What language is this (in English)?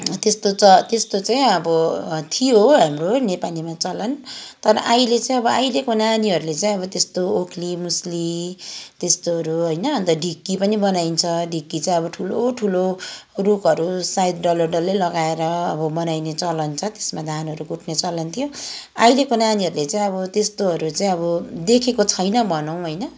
Nepali